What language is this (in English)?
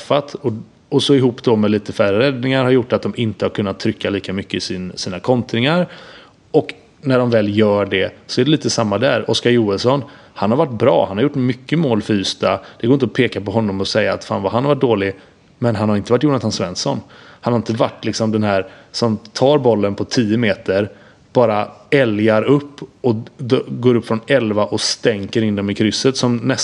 Swedish